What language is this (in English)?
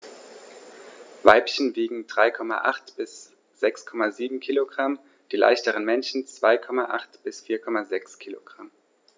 German